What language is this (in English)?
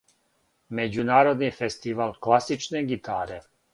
Serbian